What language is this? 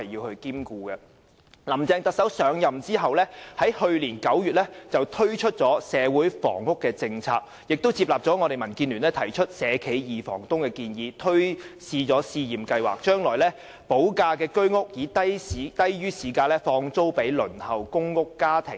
Cantonese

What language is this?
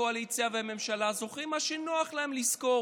Hebrew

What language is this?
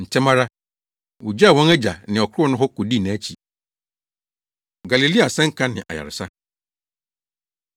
Akan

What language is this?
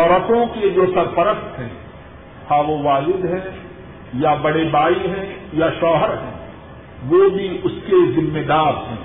Urdu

